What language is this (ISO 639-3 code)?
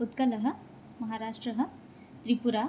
san